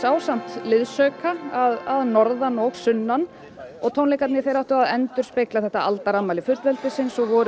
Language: Icelandic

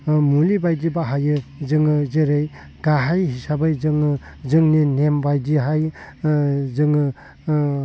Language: Bodo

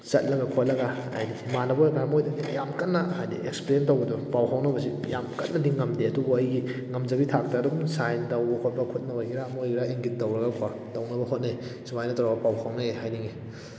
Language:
Manipuri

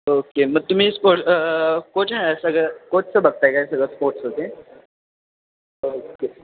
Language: Marathi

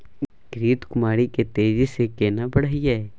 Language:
Maithili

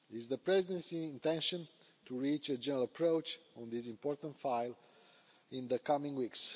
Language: English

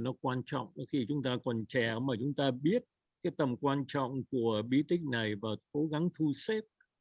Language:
Vietnamese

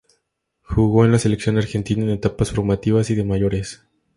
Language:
Spanish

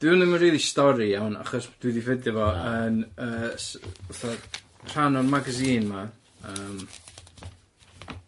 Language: Welsh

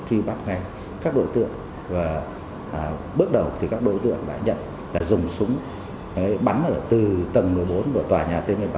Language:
Vietnamese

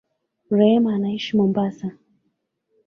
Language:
Swahili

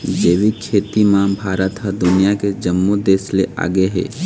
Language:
Chhattisgarhi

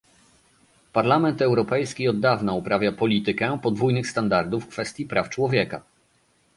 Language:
Polish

